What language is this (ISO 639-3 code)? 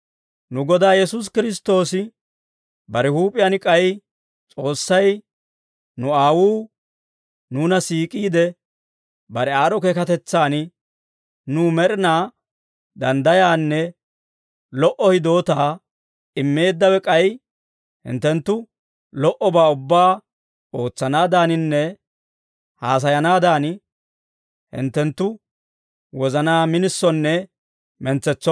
dwr